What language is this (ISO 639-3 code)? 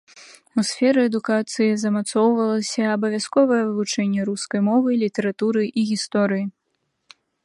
bel